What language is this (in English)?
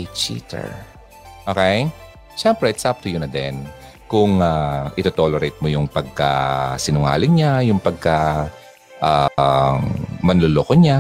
Filipino